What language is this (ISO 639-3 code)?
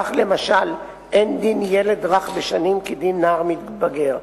heb